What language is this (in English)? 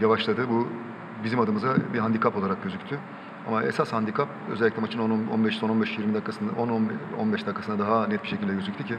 Turkish